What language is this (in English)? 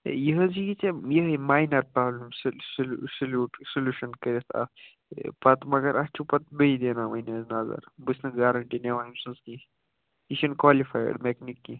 Kashmiri